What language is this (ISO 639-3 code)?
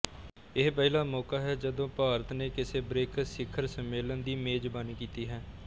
pan